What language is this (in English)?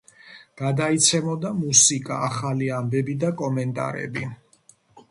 Georgian